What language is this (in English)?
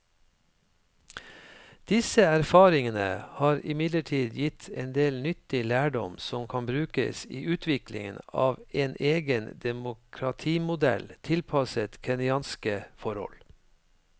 Norwegian